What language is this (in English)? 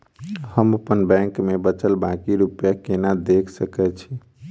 Maithili